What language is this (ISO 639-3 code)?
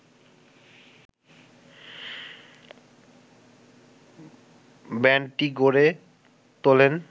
ben